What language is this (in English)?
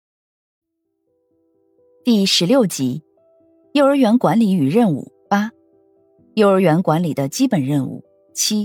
Chinese